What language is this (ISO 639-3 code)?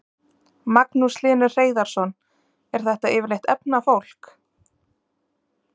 isl